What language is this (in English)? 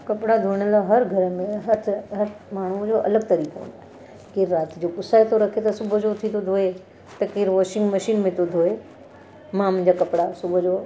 Sindhi